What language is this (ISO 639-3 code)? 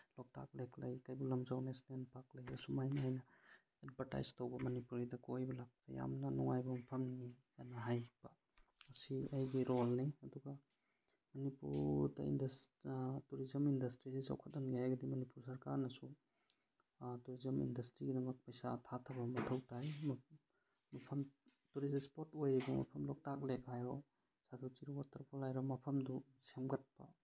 mni